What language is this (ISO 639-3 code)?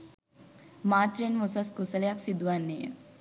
sin